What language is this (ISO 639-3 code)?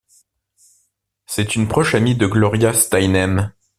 fra